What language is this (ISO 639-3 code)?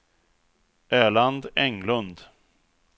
swe